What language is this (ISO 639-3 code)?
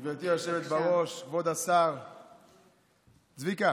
heb